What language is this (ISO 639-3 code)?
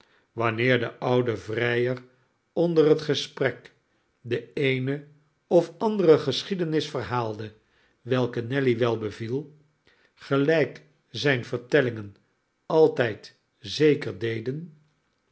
nld